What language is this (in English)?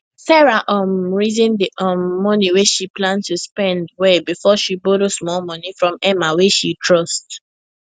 Nigerian Pidgin